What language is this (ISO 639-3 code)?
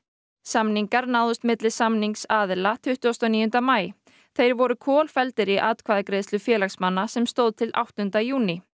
isl